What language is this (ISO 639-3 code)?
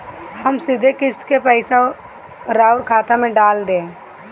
bho